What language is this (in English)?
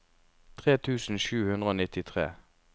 Norwegian